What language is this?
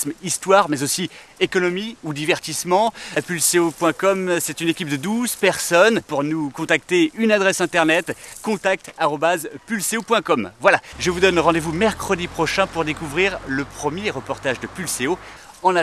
French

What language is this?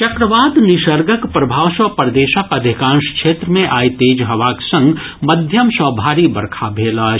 Maithili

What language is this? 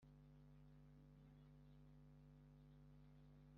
Kinyarwanda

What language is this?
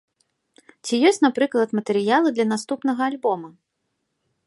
Belarusian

